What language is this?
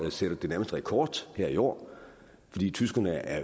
Danish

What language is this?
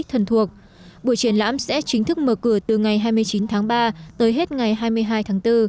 Vietnamese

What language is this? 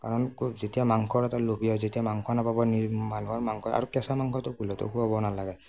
Assamese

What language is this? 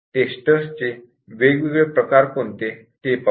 Marathi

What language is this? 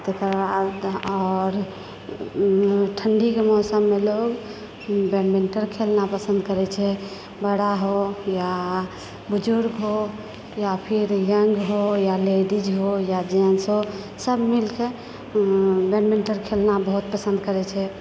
Maithili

